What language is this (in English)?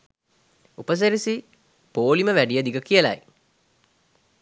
Sinhala